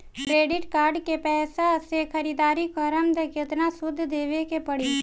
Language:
Bhojpuri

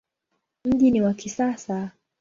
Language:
Swahili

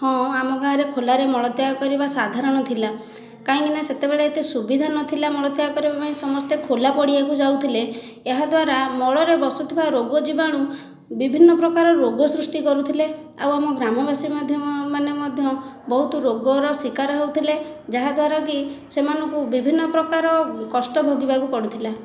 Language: Odia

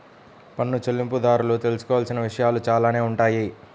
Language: Telugu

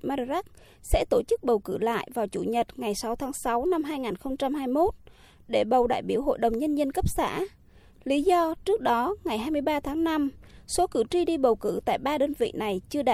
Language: Vietnamese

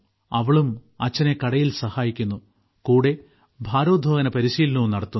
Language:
Malayalam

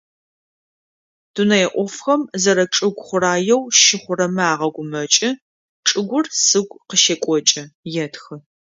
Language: Adyghe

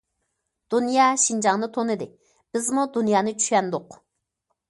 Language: Uyghur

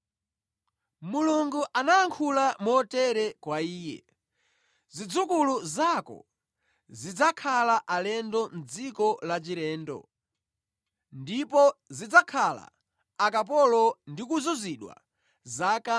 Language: Nyanja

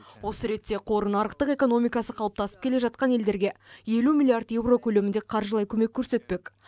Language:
Kazakh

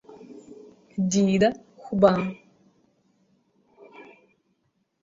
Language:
Abkhazian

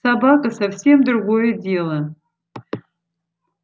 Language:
Russian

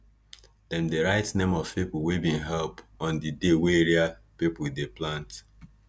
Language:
Nigerian Pidgin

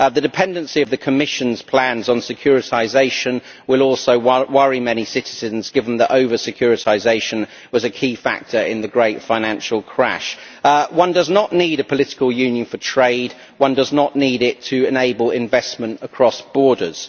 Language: English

